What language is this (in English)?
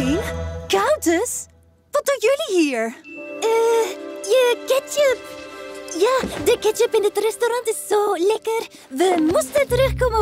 Dutch